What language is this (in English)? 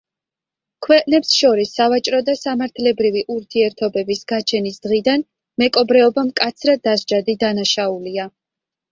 Georgian